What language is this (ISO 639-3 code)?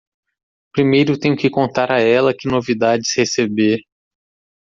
por